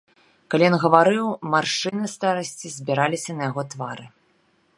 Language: Belarusian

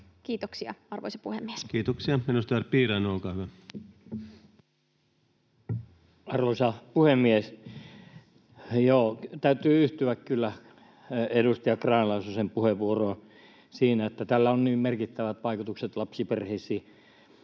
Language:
Finnish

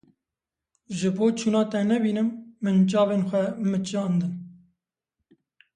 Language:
Kurdish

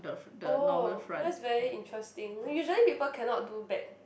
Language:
English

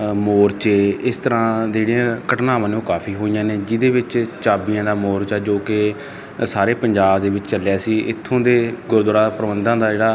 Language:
Punjabi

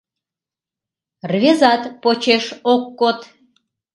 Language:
Mari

